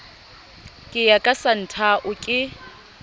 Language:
Southern Sotho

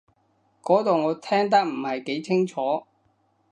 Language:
Cantonese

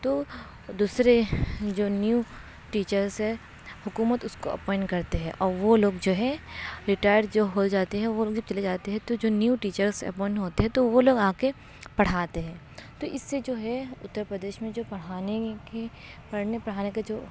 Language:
Urdu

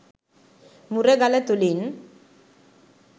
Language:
Sinhala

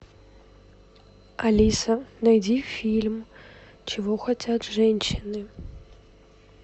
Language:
Russian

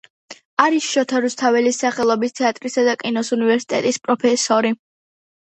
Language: Georgian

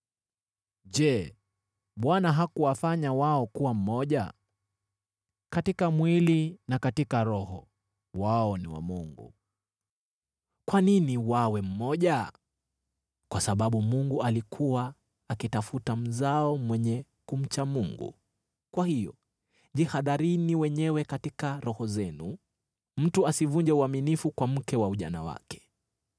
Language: Swahili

